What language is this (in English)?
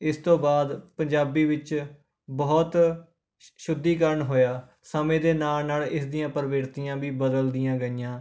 Punjabi